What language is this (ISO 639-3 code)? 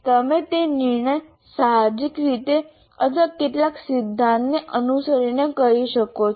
guj